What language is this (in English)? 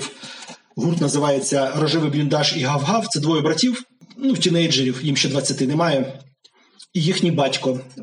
Ukrainian